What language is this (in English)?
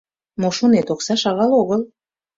Mari